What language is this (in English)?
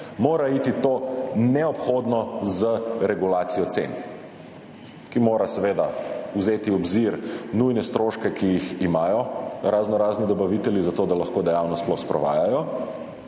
Slovenian